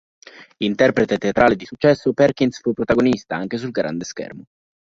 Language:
Italian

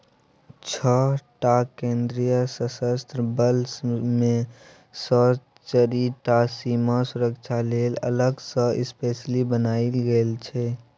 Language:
Maithili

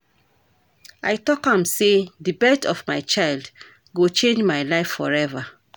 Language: Nigerian Pidgin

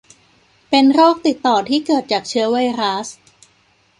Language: Thai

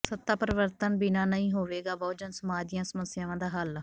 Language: Punjabi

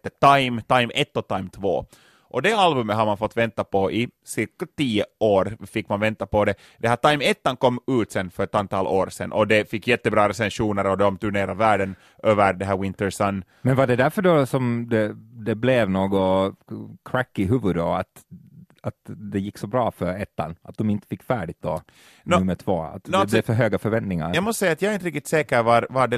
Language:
Swedish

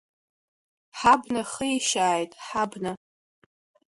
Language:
Abkhazian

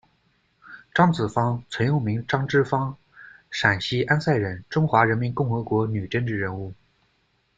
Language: Chinese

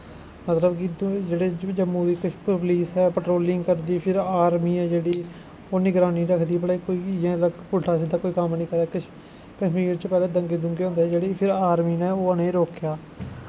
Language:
Dogri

